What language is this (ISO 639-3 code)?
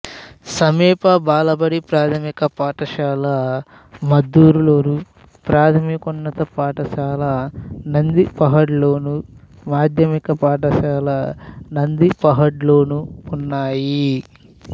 tel